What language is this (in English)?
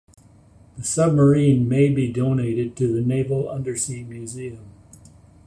English